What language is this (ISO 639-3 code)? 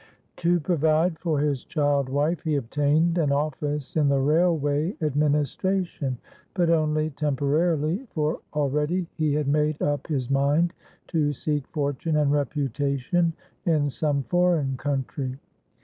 eng